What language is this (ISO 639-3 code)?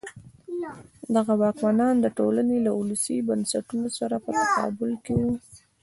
pus